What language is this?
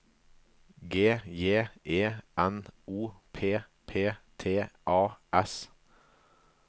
Norwegian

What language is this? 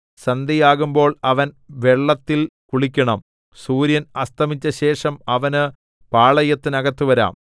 Malayalam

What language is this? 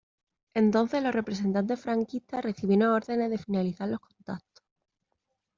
Spanish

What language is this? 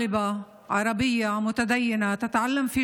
Hebrew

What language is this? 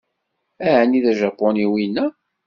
Kabyle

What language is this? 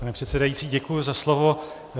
Czech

